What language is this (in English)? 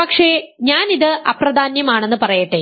Malayalam